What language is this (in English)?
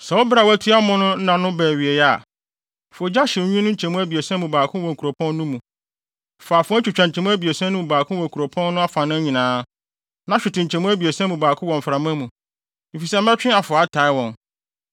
Akan